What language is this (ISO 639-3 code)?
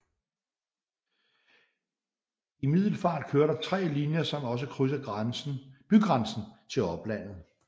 dan